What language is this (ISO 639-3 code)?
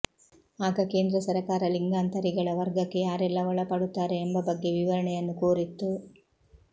kan